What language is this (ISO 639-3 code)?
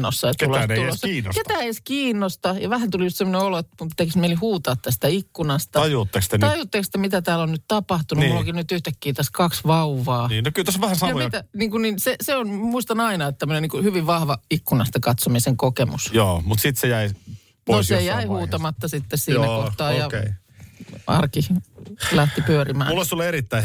fin